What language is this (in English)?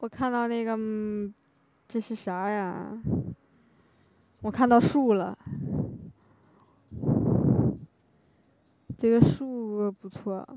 Chinese